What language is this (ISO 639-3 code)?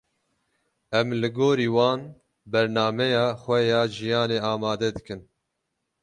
kur